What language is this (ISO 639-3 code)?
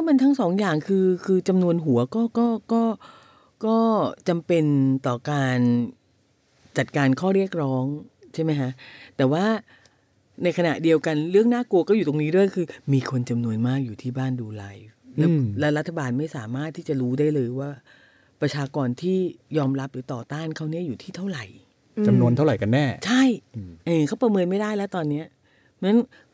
tha